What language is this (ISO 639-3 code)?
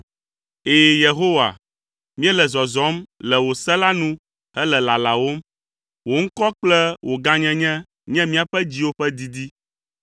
ewe